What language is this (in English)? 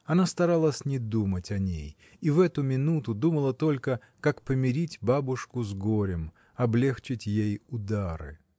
Russian